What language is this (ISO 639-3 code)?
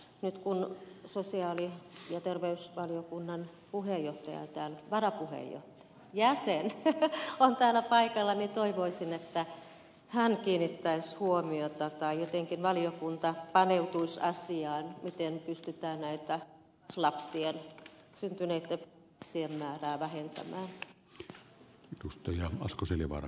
fin